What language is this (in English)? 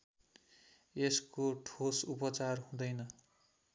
Nepali